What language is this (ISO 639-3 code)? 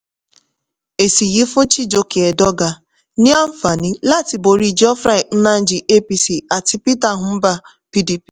yor